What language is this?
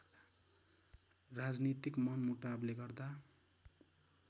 Nepali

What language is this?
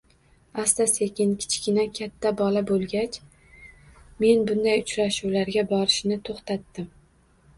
Uzbek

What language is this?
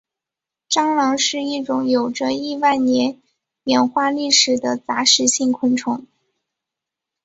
Chinese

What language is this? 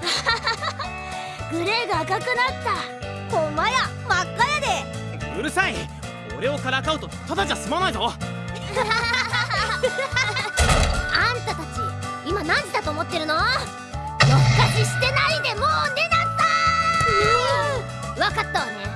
Japanese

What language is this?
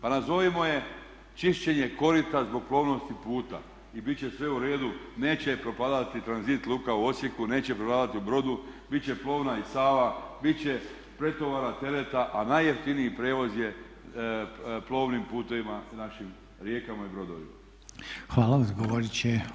Croatian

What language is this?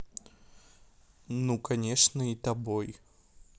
Russian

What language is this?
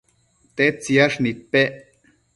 Matsés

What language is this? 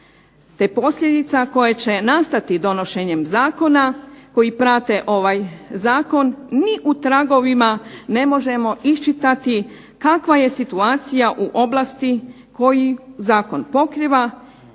Croatian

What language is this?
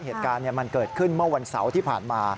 Thai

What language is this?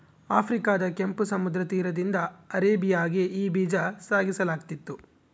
Kannada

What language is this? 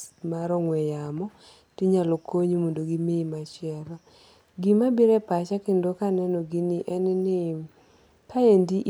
Luo (Kenya and Tanzania)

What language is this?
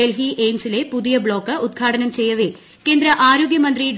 Malayalam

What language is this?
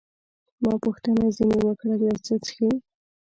Pashto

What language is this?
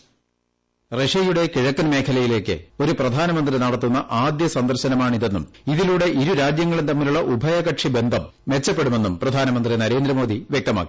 Malayalam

